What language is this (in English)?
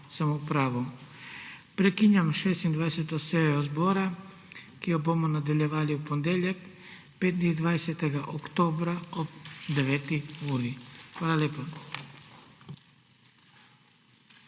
Slovenian